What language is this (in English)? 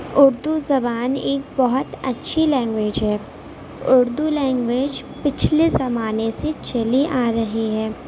Urdu